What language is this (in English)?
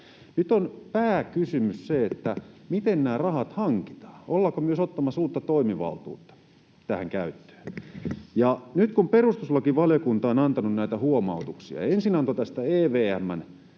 Finnish